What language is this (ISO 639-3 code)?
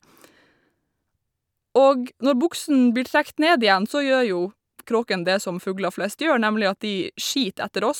nor